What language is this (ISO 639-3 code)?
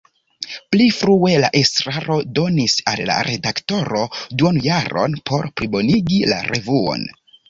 epo